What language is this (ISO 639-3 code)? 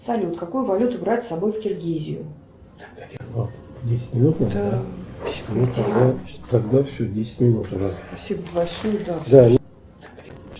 rus